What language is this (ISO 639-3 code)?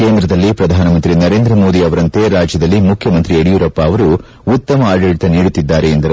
kan